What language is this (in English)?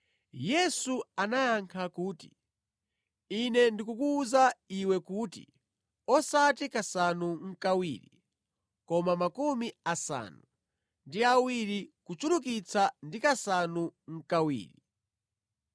Nyanja